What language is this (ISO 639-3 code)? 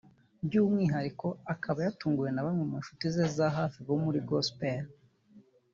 kin